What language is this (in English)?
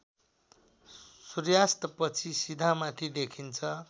Nepali